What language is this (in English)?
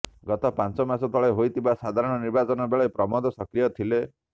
Odia